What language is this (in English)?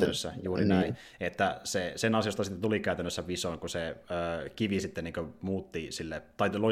Finnish